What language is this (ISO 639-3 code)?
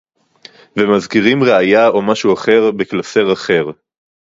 heb